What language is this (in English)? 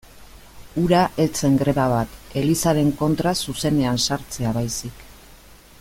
Basque